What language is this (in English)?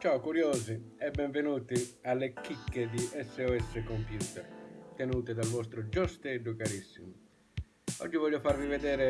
Italian